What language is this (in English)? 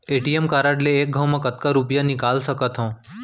Chhattisgarhi